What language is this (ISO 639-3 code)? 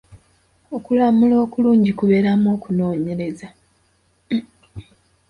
lug